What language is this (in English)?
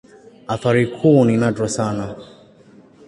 Swahili